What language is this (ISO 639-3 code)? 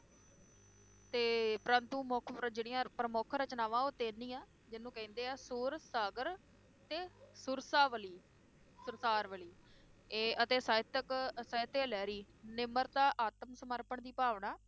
pan